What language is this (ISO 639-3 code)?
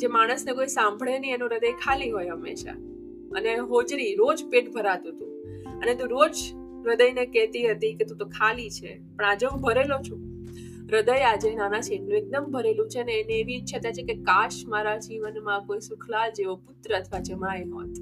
guj